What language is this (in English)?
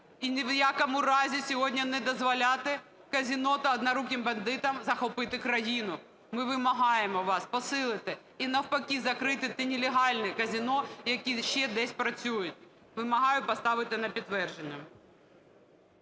Ukrainian